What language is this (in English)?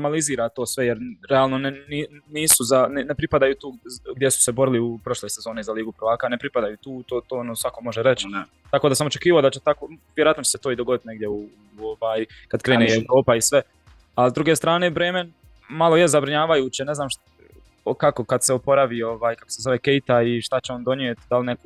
Croatian